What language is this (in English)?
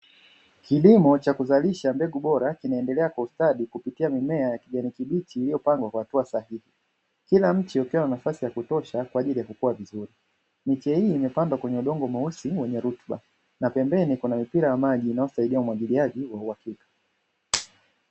Swahili